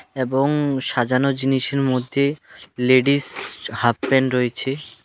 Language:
Bangla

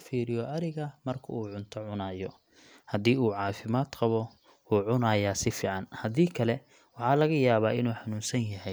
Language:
Somali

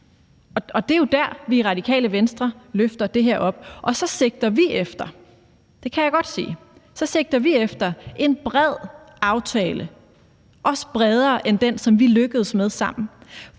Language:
Danish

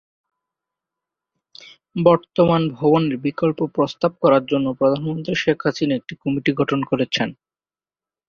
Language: Bangla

